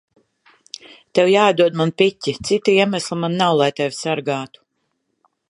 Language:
Latvian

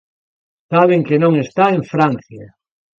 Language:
Galician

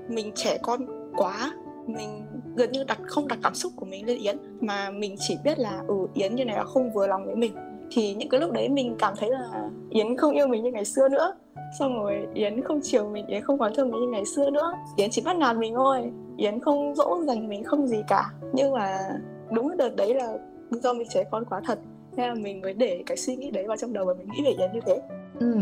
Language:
Vietnamese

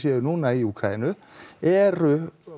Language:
Icelandic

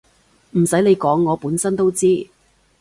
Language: Cantonese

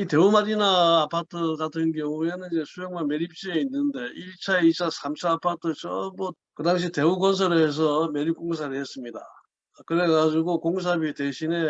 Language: Korean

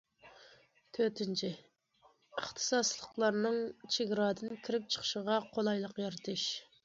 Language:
Uyghur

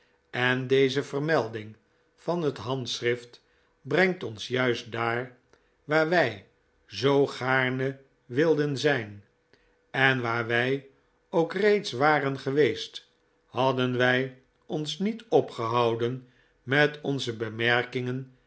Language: Dutch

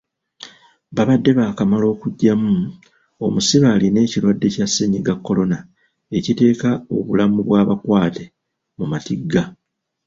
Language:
Ganda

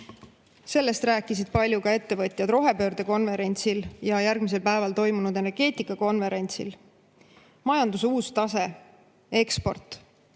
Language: Estonian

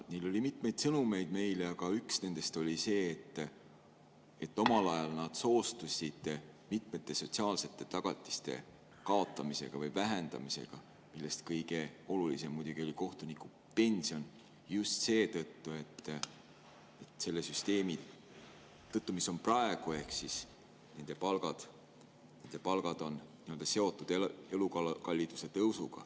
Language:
Estonian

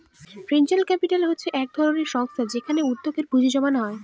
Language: Bangla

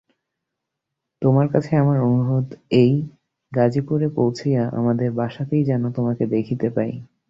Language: Bangla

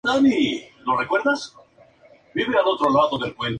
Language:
Spanish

